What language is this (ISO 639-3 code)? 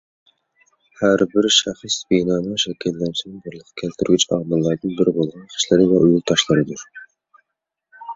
uig